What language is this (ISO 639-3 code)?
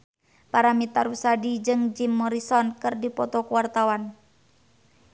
sun